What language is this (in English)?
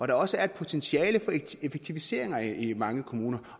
Danish